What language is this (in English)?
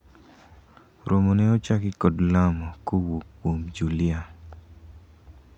Luo (Kenya and Tanzania)